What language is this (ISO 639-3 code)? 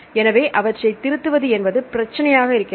tam